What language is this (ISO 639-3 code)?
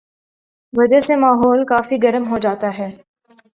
urd